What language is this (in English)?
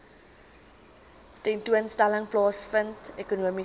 Afrikaans